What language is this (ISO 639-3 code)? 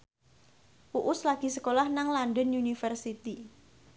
jav